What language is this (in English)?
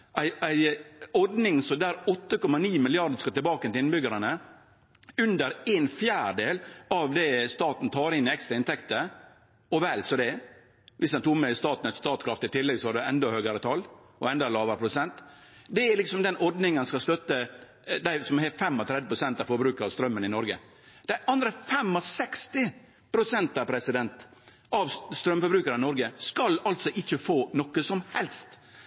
Norwegian Nynorsk